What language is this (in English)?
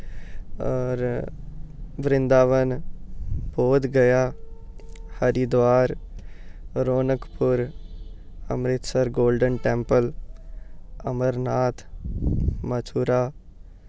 Dogri